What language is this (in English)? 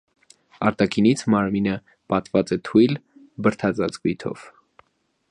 Armenian